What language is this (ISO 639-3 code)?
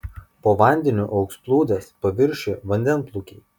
lit